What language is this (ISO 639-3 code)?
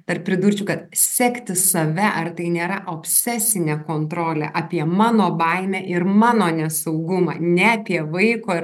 lit